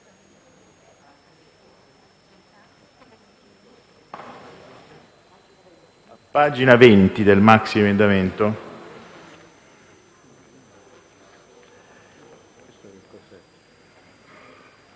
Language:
Italian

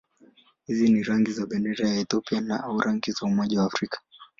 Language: Swahili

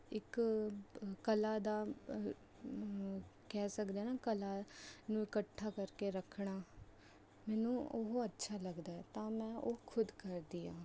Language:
Punjabi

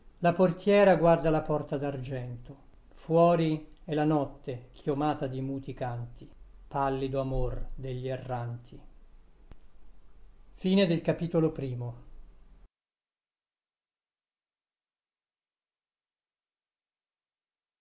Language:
Italian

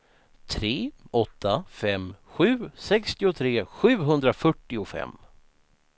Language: Swedish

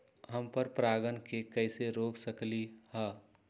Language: Magahi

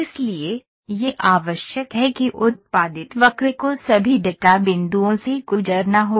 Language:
Hindi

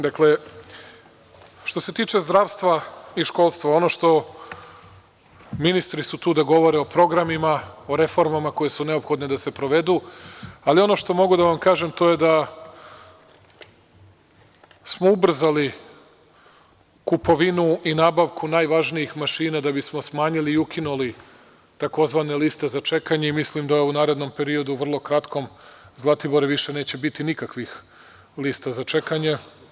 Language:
Serbian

